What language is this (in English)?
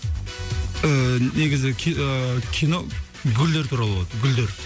Kazakh